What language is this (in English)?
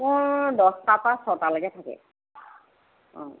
Assamese